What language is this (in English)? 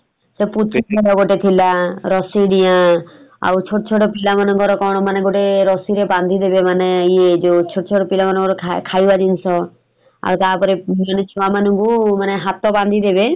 Odia